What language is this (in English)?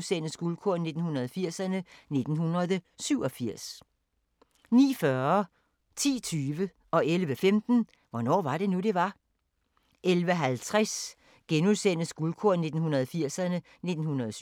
Danish